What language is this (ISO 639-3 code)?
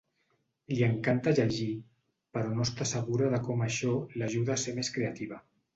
cat